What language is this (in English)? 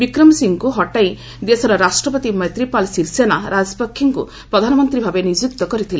Odia